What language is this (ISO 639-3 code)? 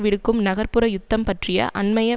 tam